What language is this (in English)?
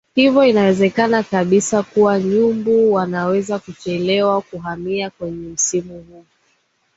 Swahili